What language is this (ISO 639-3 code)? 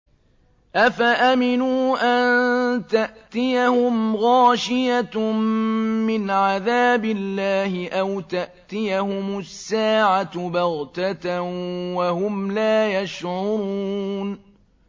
ara